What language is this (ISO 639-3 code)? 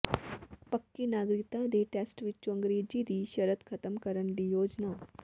pan